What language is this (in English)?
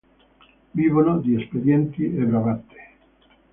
Italian